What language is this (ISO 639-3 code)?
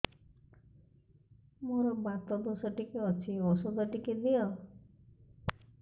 ori